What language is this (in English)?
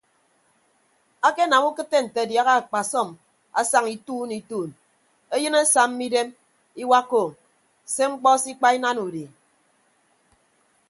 Ibibio